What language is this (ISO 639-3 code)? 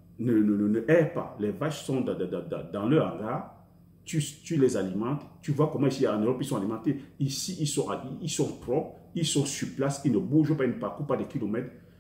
fra